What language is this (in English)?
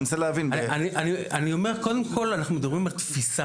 Hebrew